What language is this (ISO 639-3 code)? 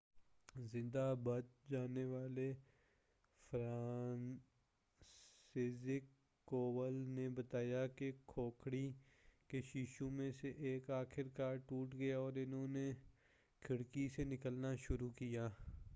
urd